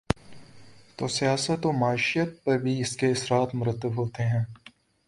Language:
Urdu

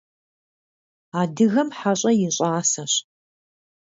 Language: Kabardian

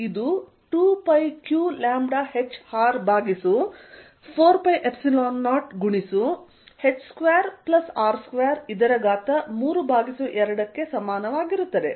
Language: Kannada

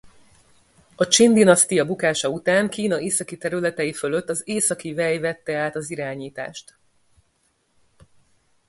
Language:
Hungarian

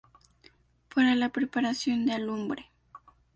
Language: Spanish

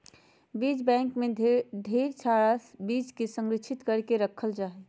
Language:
Magahi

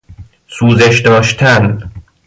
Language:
Persian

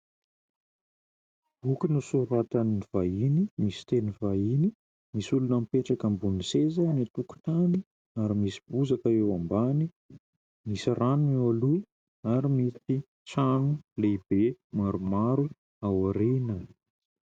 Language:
Malagasy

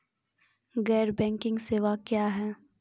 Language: Maithili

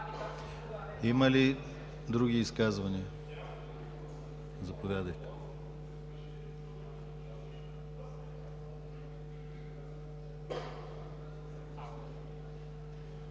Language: Bulgarian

